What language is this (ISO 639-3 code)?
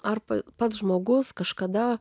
lit